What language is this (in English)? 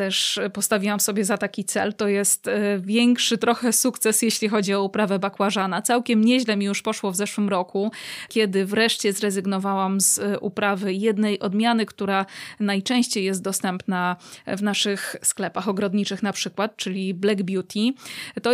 Polish